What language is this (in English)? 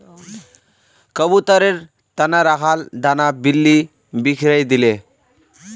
Magahi